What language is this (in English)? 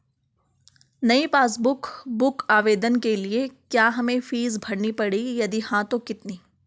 Hindi